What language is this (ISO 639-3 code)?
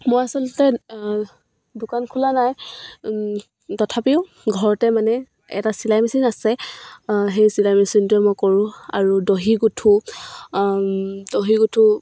asm